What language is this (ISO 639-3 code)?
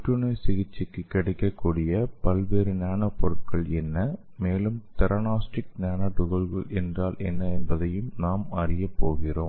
tam